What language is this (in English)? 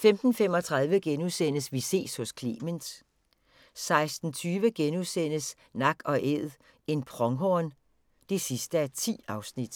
Danish